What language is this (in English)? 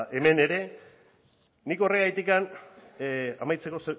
Basque